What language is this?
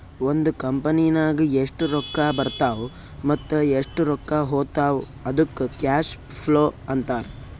Kannada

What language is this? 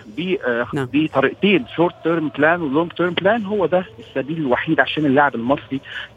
Arabic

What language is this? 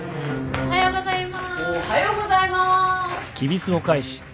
Japanese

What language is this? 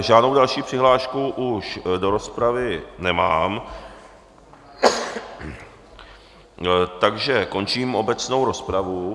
Czech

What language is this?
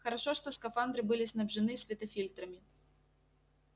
Russian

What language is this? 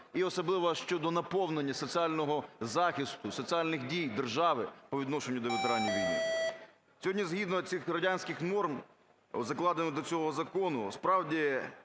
Ukrainian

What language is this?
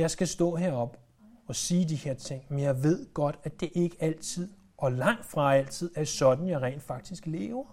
Danish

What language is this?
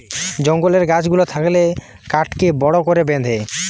Bangla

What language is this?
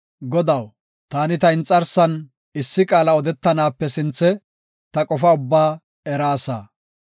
Gofa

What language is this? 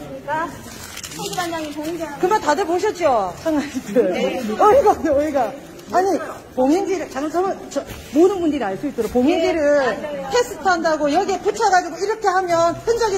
Korean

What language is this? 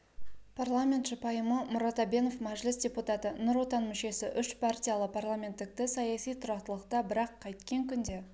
Kazakh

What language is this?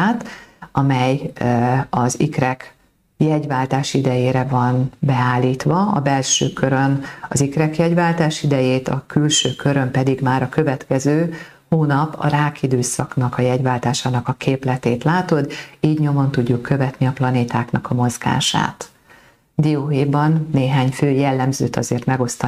Hungarian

